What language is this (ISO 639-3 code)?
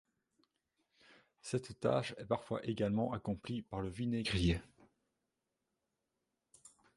fra